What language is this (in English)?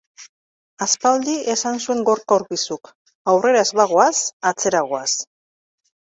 Basque